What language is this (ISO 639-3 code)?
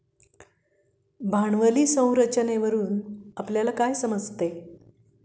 mar